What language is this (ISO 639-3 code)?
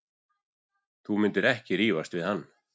isl